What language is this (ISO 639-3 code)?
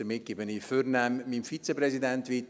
gsw